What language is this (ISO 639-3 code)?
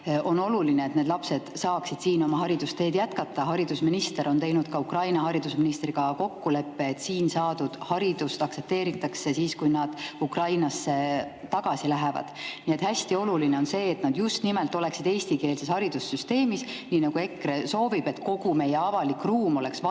est